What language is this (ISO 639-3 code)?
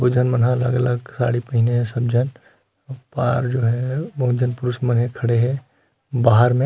hne